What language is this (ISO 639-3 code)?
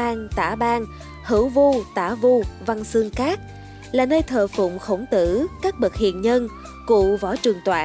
vie